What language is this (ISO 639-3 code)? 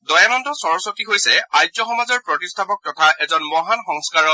asm